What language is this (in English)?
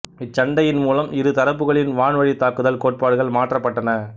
Tamil